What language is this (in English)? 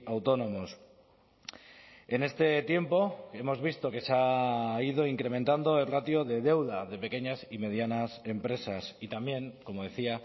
Spanish